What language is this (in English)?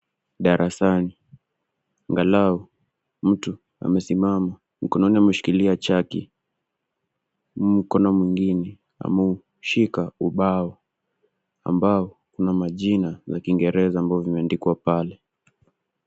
Swahili